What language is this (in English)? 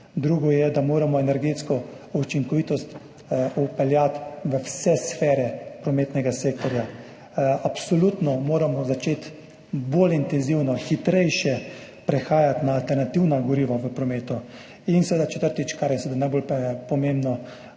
Slovenian